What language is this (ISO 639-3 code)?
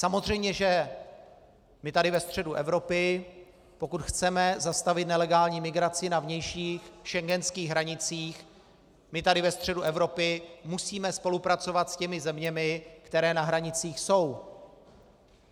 ces